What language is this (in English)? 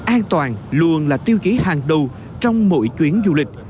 Vietnamese